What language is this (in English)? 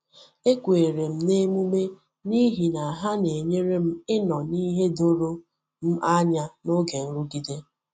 Igbo